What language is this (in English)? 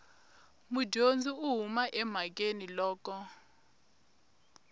Tsonga